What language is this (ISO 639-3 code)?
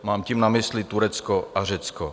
ces